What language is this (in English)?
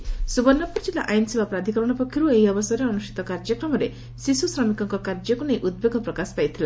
Odia